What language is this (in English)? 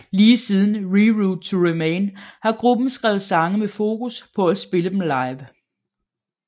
Danish